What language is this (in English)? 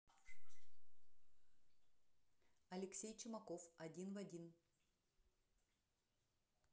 Russian